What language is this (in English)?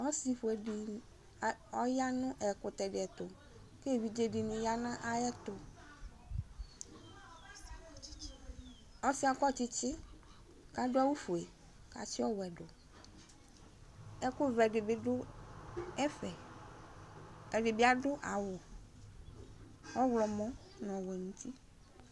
Ikposo